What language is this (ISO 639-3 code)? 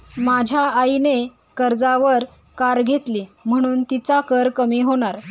mar